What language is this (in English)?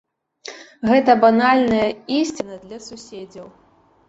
Belarusian